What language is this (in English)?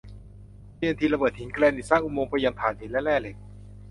Thai